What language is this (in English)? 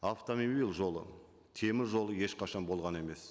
Kazakh